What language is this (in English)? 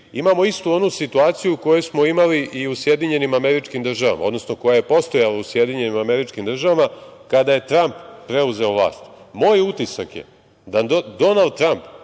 Serbian